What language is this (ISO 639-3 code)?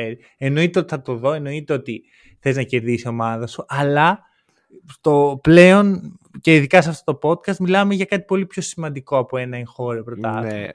ell